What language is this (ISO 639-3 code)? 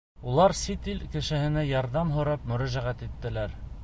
bak